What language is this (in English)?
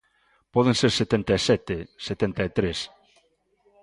Galician